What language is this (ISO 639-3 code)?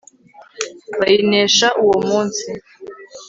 kin